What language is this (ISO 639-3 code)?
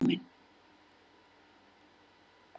isl